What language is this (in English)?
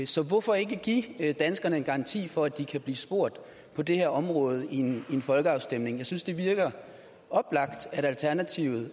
Danish